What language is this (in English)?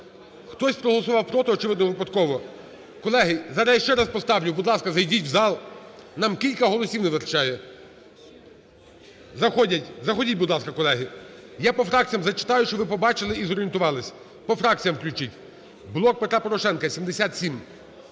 Ukrainian